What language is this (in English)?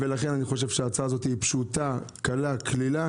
Hebrew